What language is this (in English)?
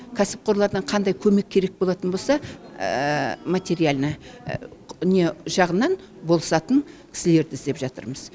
Kazakh